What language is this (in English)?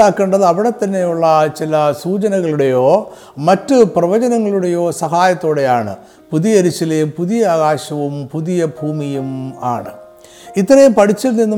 Malayalam